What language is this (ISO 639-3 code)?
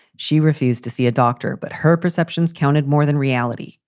eng